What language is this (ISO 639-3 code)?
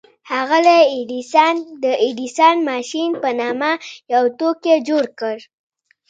pus